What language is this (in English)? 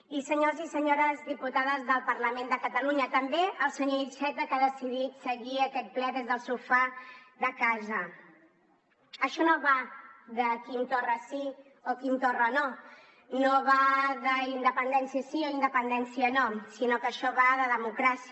Catalan